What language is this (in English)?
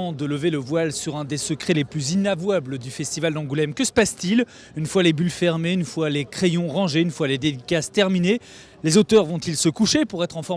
French